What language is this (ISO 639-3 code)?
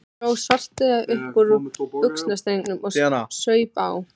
isl